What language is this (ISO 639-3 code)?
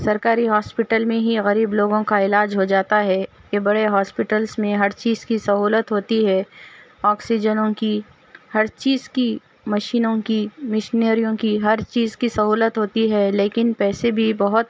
urd